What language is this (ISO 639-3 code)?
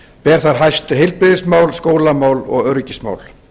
isl